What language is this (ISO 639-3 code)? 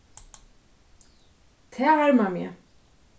fao